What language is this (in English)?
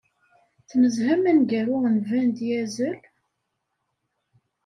Kabyle